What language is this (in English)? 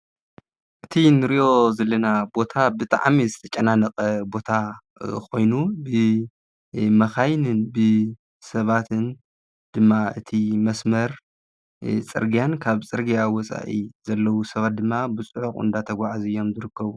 Tigrinya